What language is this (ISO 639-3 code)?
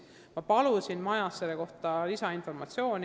est